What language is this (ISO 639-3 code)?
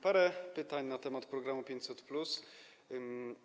pol